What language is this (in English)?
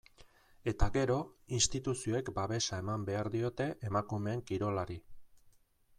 Basque